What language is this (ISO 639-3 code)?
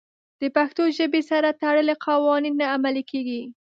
pus